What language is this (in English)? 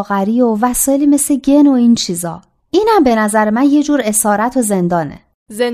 Persian